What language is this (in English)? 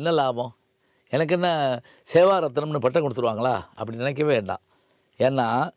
Tamil